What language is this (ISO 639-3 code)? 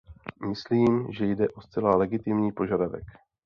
ces